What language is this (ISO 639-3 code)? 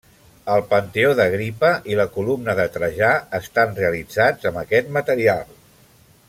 cat